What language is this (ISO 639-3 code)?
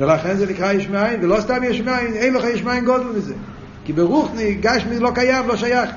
heb